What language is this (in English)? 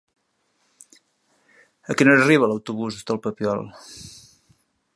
Catalan